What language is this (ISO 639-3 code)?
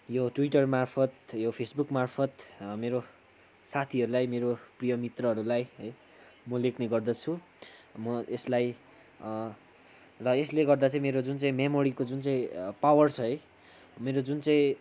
nep